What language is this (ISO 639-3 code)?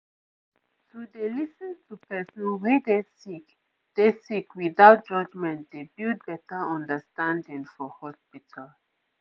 pcm